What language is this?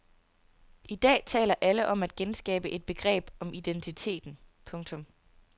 Danish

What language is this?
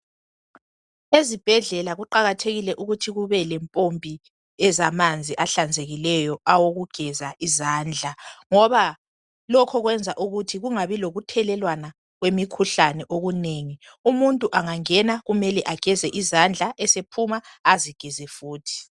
North Ndebele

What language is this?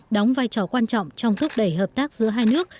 Vietnamese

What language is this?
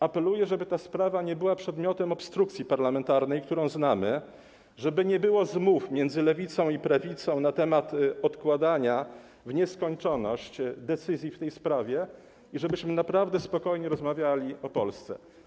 Polish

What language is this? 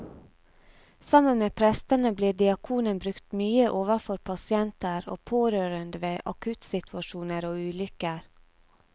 Norwegian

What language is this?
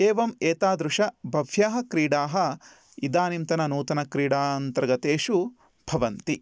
Sanskrit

